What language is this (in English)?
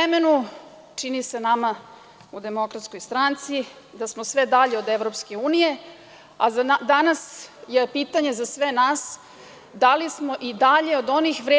Serbian